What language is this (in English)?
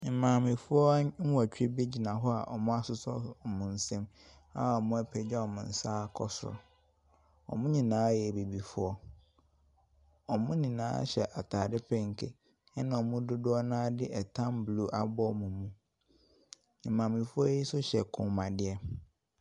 Akan